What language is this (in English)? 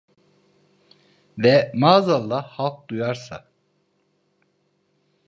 Turkish